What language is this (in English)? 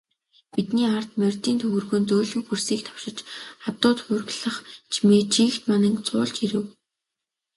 Mongolian